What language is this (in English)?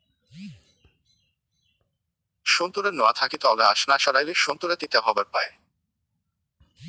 Bangla